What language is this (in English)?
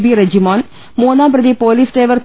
Malayalam